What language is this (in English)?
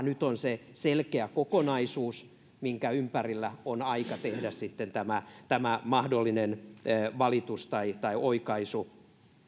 Finnish